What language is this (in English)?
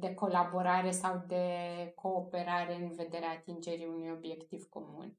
Romanian